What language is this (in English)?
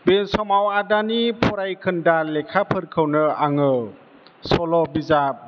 Bodo